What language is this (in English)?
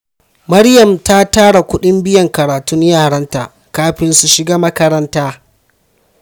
Hausa